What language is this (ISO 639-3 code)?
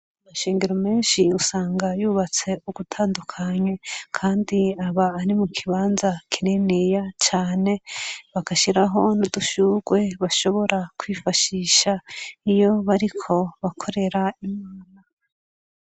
run